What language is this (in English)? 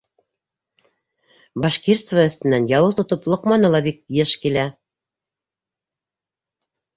Bashkir